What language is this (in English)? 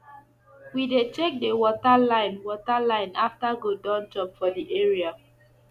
Nigerian Pidgin